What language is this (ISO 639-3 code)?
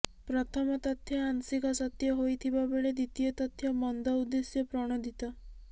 ori